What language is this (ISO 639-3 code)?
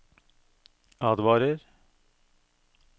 nor